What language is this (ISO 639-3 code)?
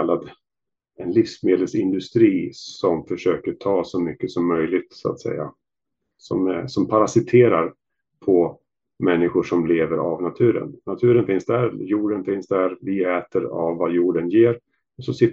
swe